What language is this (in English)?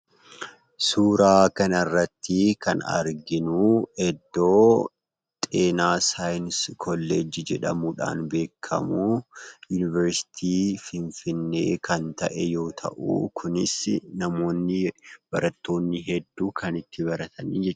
Oromo